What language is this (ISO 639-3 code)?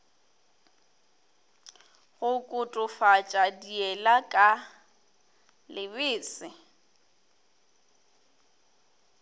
nso